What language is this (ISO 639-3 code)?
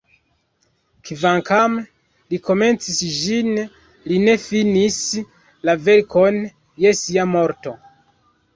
epo